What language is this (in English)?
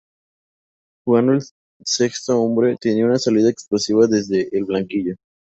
Spanish